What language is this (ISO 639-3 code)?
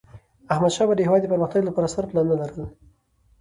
pus